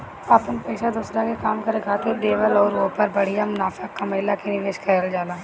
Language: Bhojpuri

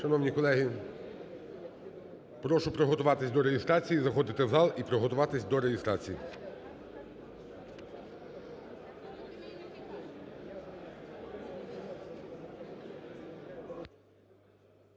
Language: Ukrainian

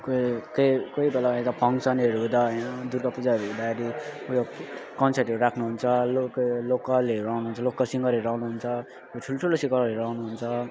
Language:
Nepali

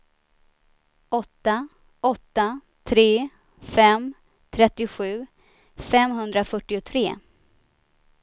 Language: Swedish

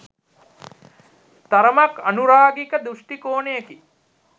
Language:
Sinhala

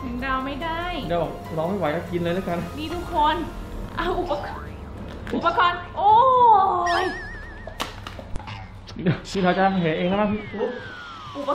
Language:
Thai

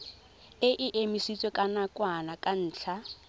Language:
Tswana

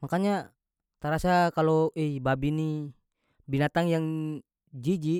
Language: North Moluccan Malay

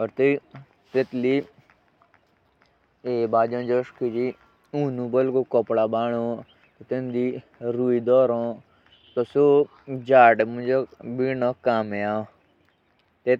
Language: Jaunsari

